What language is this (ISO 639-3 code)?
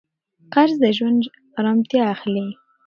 pus